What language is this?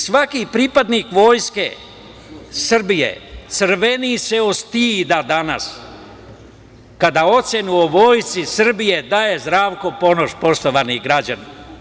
Serbian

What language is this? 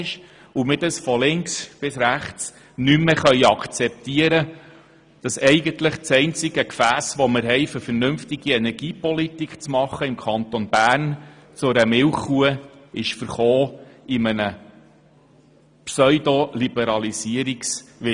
Swiss German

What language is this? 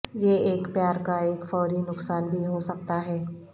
Urdu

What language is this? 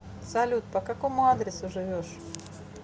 Russian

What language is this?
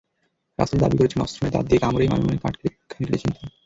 Bangla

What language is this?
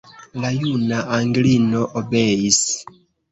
Esperanto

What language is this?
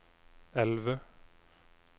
Norwegian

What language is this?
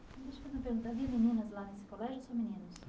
Portuguese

